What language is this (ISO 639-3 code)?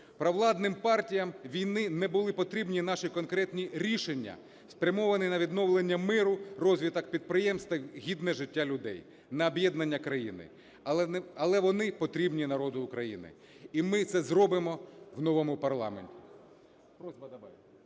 ukr